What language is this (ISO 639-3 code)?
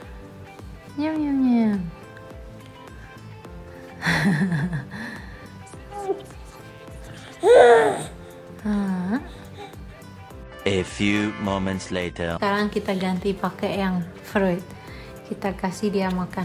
ind